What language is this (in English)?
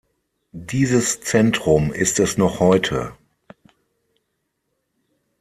German